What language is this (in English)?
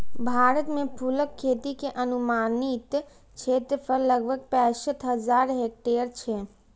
Maithili